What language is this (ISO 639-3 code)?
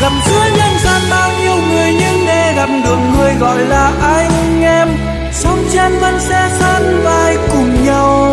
vie